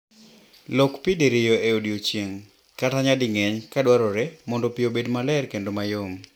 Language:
Luo (Kenya and Tanzania)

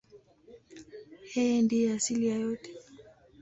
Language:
Swahili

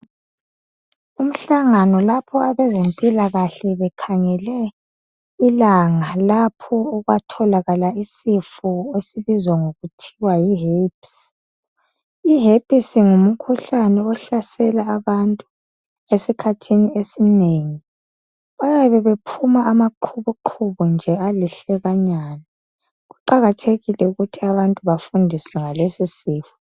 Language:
North Ndebele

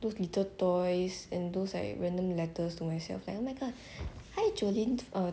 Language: English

